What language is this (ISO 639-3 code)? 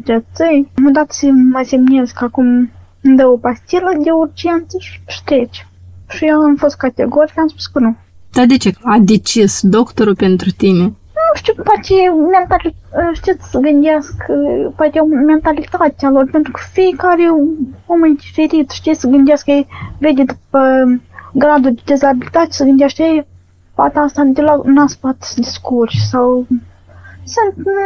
ron